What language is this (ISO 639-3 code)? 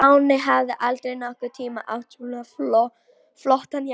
isl